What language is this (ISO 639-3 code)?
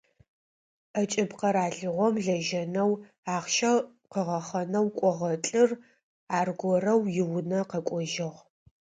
ady